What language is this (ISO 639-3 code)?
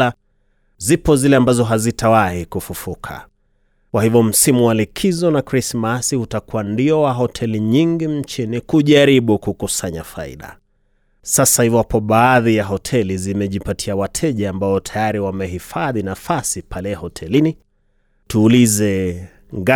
swa